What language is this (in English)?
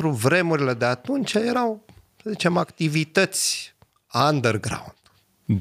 Romanian